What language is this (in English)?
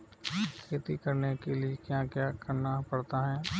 Hindi